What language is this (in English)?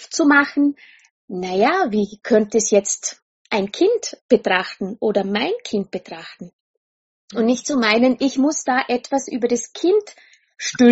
German